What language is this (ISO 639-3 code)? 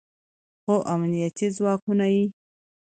pus